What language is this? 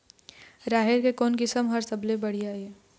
Chhattisgarhi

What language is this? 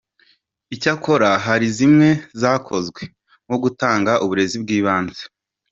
Kinyarwanda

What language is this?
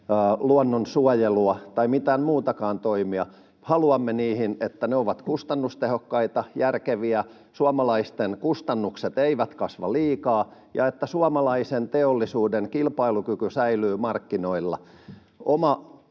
Finnish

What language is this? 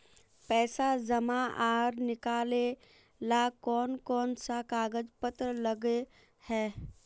Magahi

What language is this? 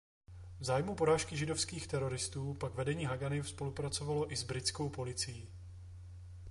Czech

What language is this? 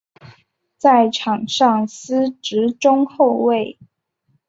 Chinese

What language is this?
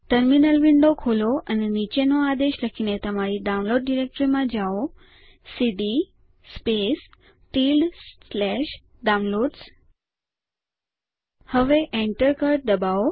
Gujarati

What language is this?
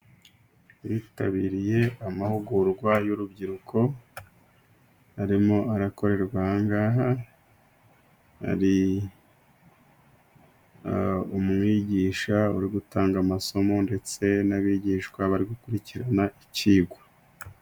Kinyarwanda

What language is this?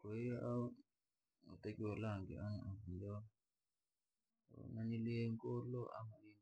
Langi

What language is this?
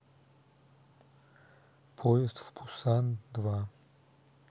Russian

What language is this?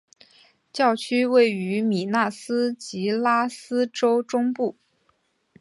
Chinese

